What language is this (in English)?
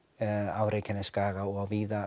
Icelandic